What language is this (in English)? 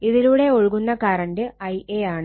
Malayalam